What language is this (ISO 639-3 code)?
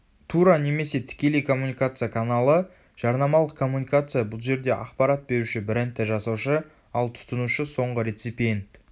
kaz